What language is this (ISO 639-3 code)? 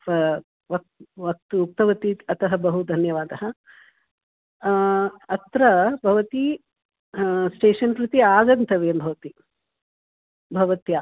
san